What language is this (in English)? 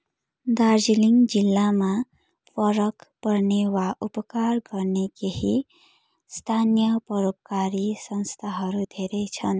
Nepali